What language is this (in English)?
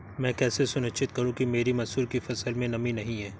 Hindi